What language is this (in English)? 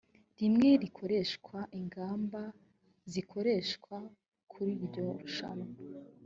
Kinyarwanda